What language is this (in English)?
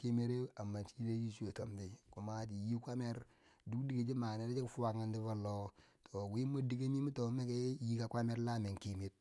Bangwinji